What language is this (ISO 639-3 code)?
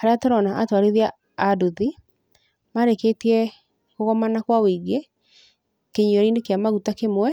kik